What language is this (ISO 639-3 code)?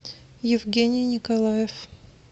rus